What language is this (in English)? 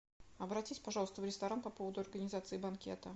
Russian